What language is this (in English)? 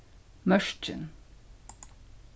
Faroese